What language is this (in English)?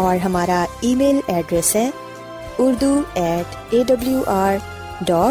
Urdu